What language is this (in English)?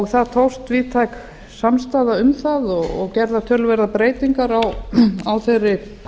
Icelandic